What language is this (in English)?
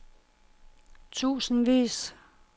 Danish